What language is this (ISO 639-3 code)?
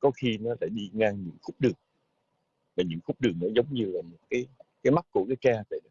vie